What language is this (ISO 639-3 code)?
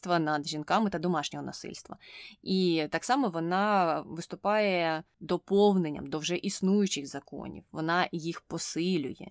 ukr